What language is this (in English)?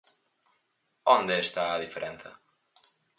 Galician